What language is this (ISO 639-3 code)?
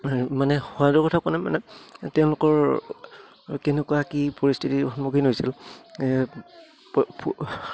asm